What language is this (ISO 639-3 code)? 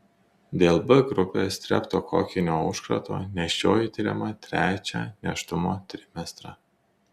lit